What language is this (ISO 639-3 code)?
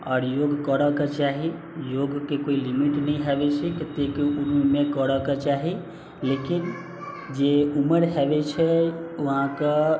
mai